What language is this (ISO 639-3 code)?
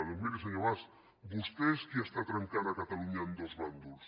cat